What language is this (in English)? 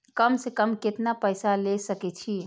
Maithili